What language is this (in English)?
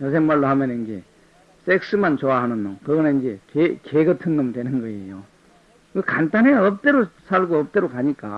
Korean